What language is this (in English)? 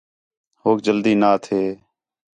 Khetrani